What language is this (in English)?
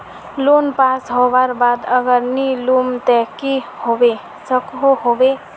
Magahi